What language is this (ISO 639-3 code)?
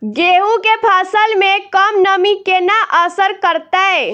mai